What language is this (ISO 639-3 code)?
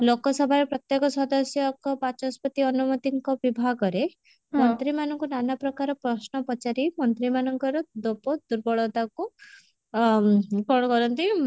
ori